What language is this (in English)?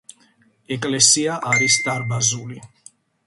Georgian